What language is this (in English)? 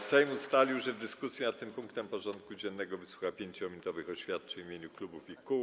Polish